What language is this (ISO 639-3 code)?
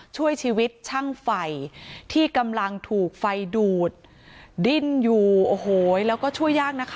tha